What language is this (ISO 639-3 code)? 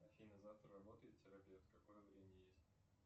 rus